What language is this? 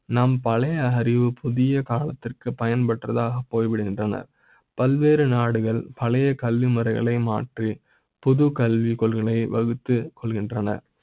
Tamil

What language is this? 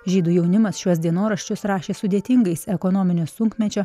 Lithuanian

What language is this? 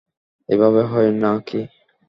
Bangla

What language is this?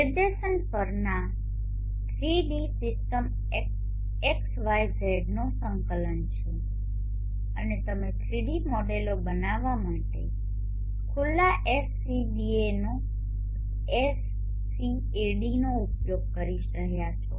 Gujarati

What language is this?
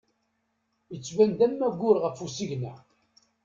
Kabyle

